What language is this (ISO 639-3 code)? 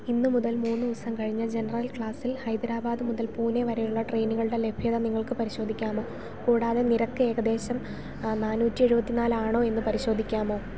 mal